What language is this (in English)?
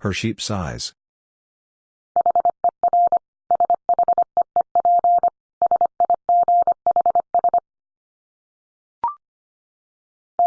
English